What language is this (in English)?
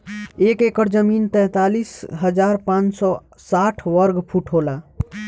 Bhojpuri